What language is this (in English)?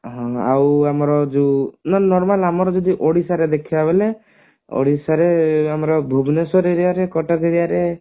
Odia